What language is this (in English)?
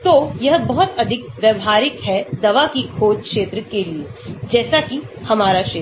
Hindi